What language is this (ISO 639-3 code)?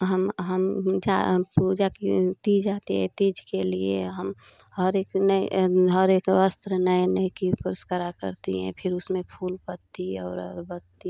hin